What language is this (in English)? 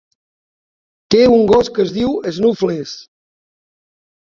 Catalan